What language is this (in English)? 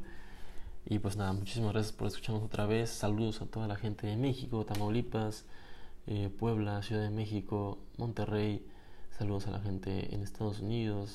Spanish